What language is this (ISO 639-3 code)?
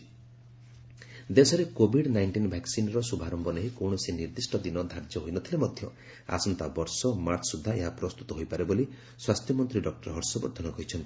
ori